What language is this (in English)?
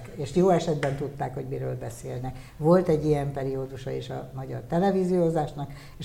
Hungarian